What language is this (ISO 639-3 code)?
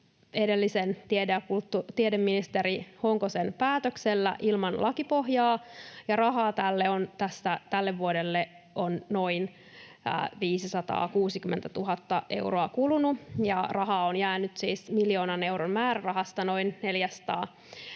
fin